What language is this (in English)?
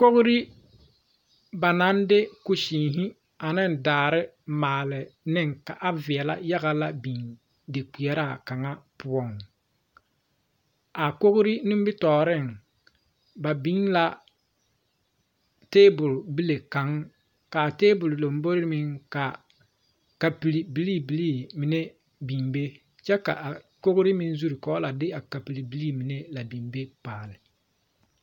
Southern Dagaare